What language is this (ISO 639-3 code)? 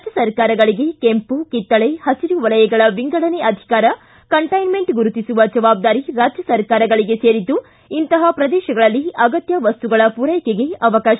kan